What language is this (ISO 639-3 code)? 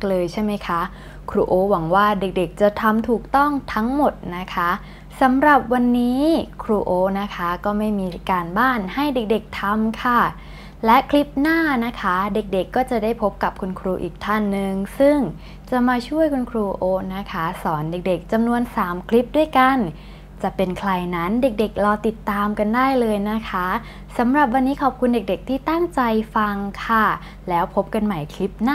tha